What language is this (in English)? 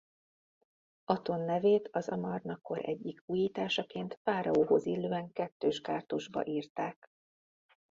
Hungarian